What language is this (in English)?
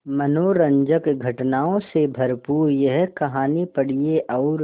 Hindi